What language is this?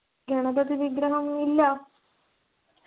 Malayalam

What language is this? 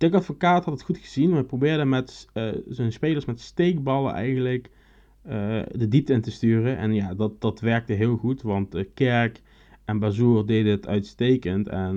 Dutch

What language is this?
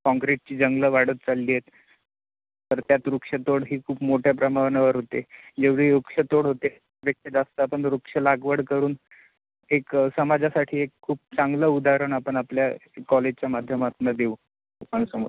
Marathi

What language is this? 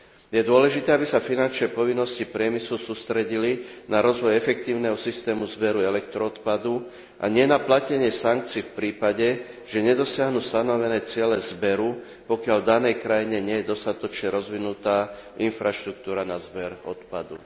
Slovak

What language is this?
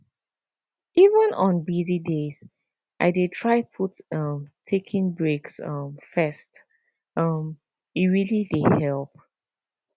Nigerian Pidgin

